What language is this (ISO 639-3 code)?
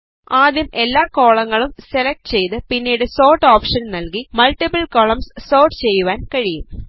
mal